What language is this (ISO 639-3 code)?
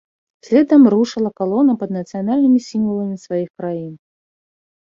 bel